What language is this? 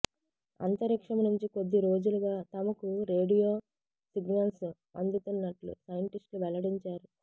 Telugu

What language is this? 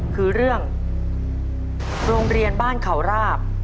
Thai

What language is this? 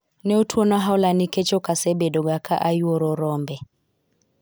Luo (Kenya and Tanzania)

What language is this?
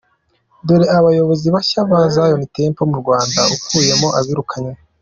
Kinyarwanda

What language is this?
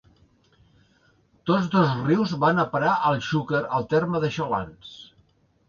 Catalan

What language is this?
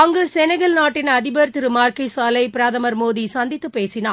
Tamil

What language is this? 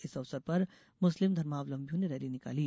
Hindi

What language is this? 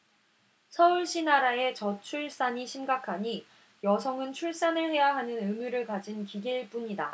Korean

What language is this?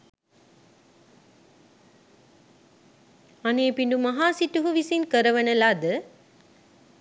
Sinhala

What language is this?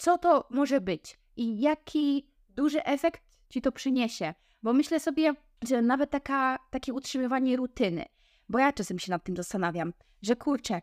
Polish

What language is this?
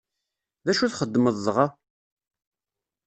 Kabyle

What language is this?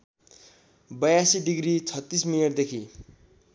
Nepali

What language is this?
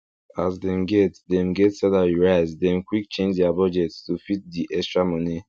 Nigerian Pidgin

